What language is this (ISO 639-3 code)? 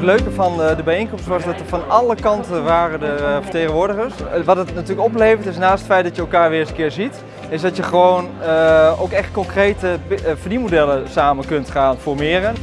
nld